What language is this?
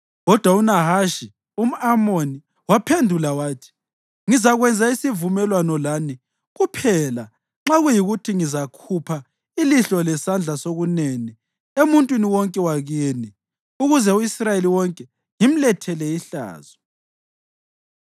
North Ndebele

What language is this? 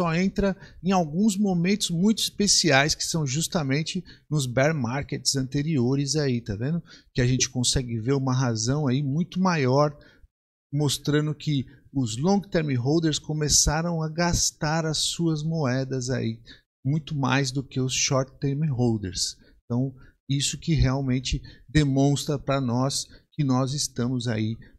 Portuguese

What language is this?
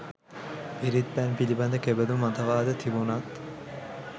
Sinhala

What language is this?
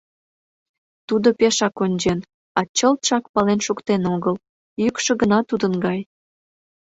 Mari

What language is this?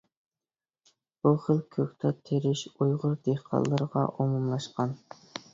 Uyghur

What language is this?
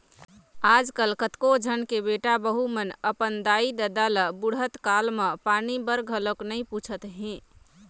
Chhattisgarhi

